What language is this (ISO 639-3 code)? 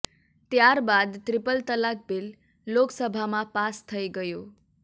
guj